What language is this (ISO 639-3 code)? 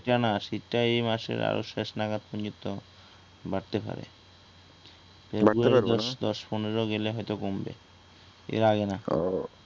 ben